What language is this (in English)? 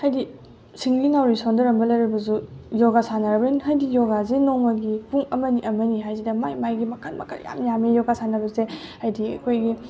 Manipuri